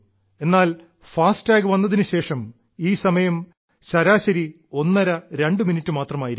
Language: Malayalam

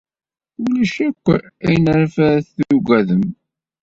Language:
Kabyle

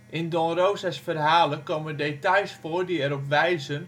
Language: Dutch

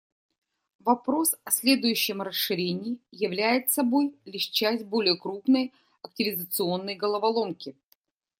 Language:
Russian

